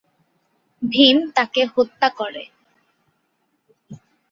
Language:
Bangla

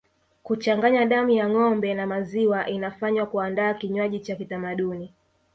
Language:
Swahili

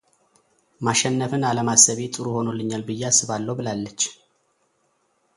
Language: Amharic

